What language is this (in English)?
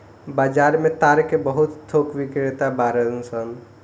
Bhojpuri